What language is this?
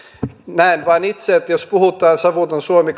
Finnish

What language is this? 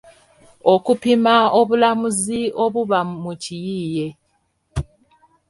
Ganda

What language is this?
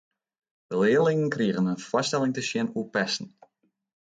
Western Frisian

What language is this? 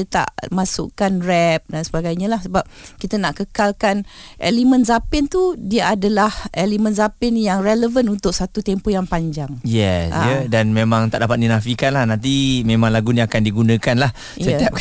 Malay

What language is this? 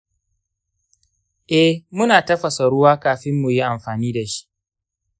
Hausa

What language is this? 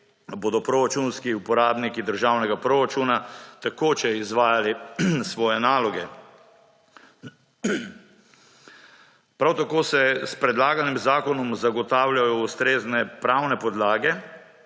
Slovenian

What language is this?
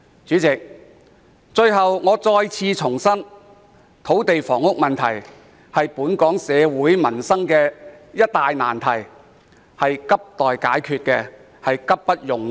Cantonese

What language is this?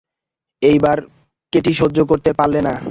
Bangla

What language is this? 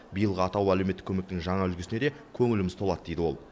Kazakh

